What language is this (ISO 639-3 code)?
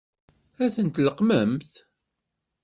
kab